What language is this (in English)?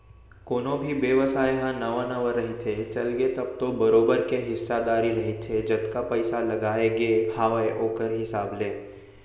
Chhattisgarhi